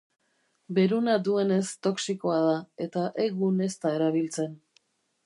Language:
Basque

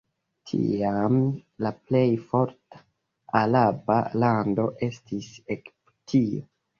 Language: Esperanto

